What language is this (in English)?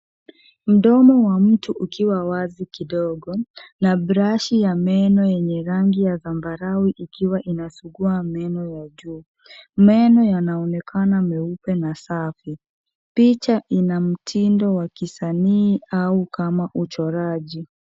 Swahili